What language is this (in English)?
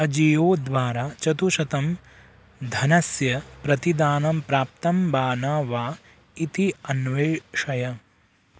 Sanskrit